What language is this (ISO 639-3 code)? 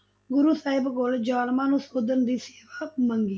pan